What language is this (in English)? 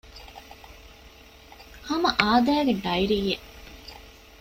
Divehi